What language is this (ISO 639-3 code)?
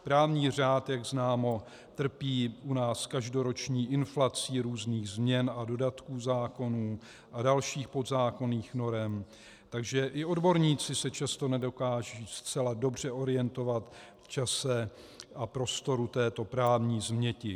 ces